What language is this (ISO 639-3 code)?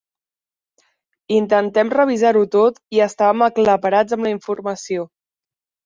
cat